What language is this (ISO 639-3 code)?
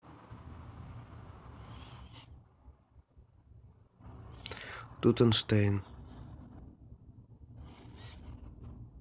rus